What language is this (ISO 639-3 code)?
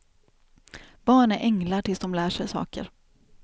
swe